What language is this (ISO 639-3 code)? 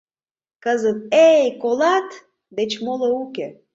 chm